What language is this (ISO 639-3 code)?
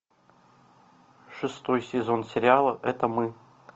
rus